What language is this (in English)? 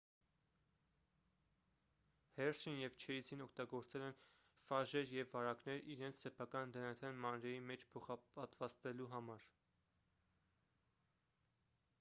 Armenian